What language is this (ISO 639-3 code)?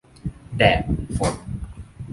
tha